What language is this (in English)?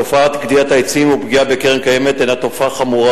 Hebrew